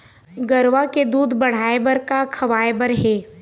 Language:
Chhattisgarhi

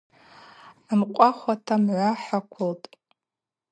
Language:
Abaza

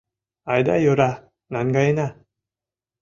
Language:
Mari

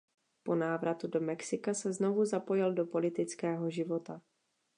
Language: Czech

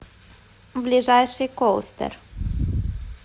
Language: Russian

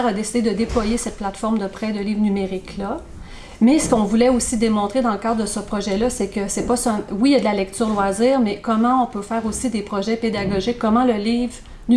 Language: French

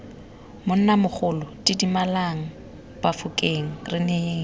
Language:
Tswana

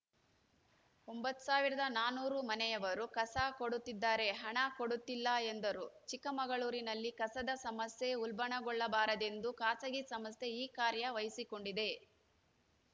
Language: Kannada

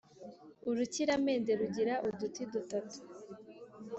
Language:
Kinyarwanda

